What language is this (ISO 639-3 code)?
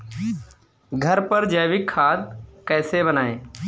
hin